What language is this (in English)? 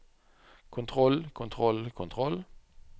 Norwegian